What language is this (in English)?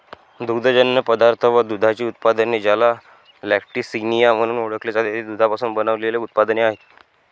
Marathi